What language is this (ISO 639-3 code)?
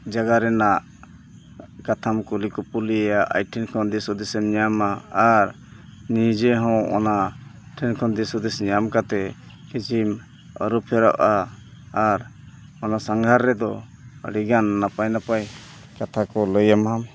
sat